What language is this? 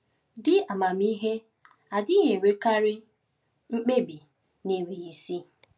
Igbo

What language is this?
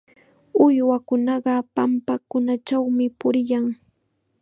Chiquián Ancash Quechua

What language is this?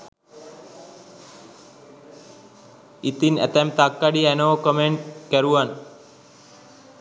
Sinhala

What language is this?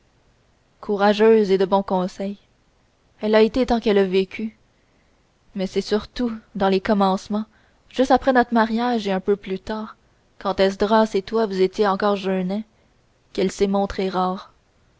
French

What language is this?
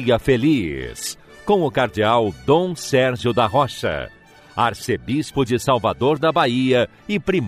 Portuguese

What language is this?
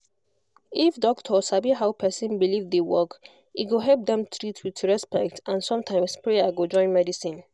Nigerian Pidgin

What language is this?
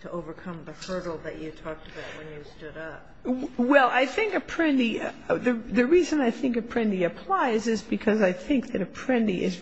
English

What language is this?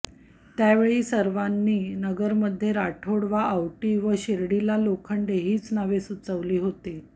Marathi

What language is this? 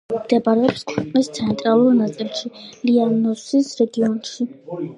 Georgian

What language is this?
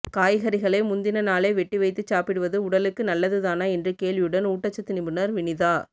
Tamil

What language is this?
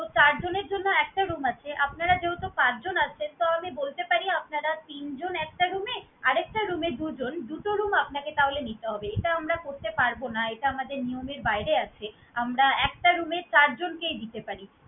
Bangla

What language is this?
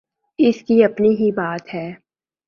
Urdu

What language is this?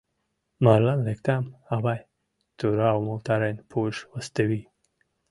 Mari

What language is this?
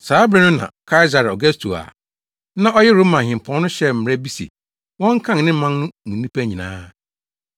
Akan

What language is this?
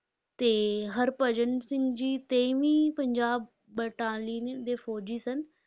Punjabi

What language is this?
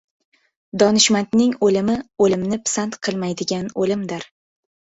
Uzbek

